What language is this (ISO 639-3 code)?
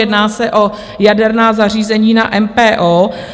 ces